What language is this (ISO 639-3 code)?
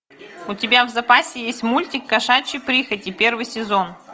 rus